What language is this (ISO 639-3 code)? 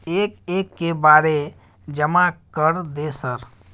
mai